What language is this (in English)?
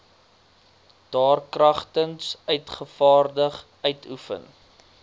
Afrikaans